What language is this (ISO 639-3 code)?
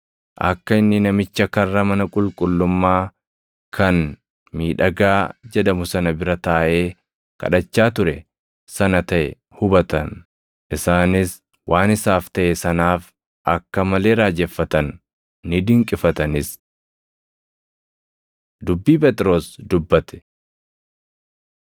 orm